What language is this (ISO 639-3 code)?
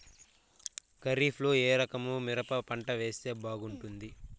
tel